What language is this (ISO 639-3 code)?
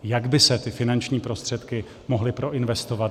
ces